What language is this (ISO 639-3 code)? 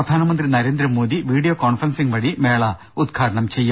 mal